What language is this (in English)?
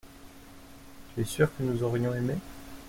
French